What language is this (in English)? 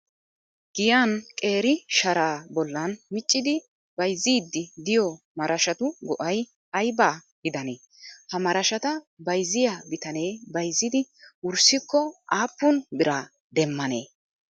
Wolaytta